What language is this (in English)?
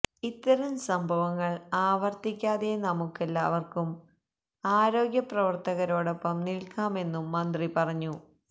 Malayalam